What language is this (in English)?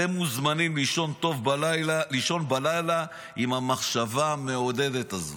Hebrew